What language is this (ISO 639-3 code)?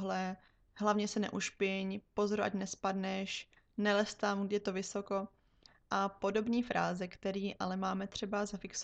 ces